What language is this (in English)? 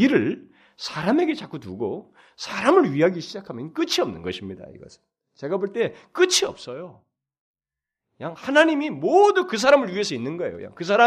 Korean